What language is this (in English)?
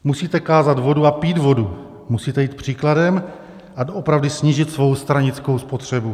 Czech